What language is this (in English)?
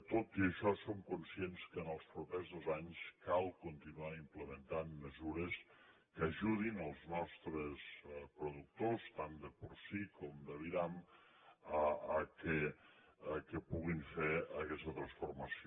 Catalan